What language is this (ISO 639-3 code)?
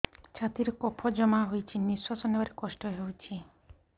ori